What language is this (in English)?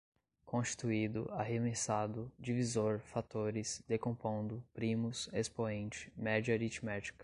Portuguese